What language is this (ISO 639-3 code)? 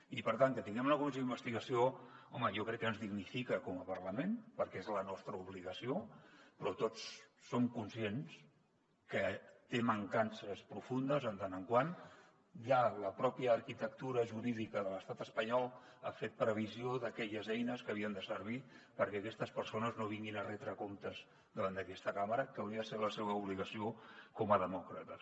cat